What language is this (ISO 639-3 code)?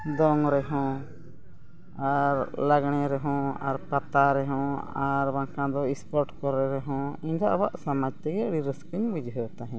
sat